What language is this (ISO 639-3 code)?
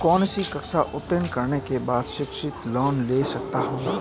hin